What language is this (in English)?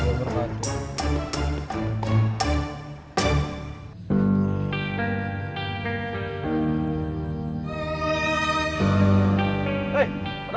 Indonesian